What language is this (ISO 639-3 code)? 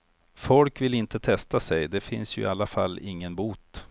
swe